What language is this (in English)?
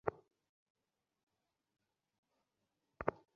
Bangla